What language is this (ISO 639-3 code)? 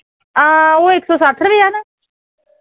doi